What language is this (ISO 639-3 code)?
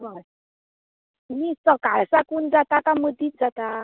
kok